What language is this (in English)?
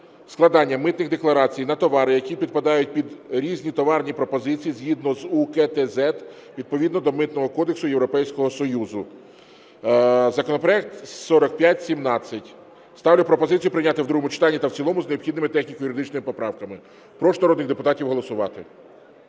Ukrainian